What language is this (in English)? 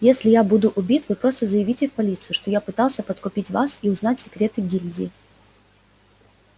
Russian